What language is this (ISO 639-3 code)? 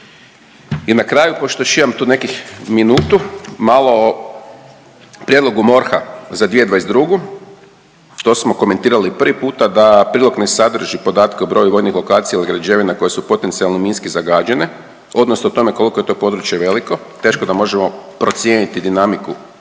hrv